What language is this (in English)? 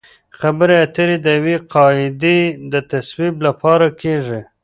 Pashto